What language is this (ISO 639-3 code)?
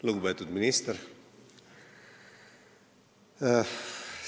est